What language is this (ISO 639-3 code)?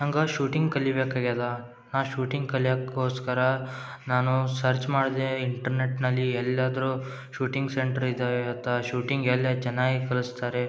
kan